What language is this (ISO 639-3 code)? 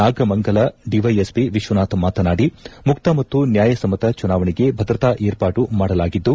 kan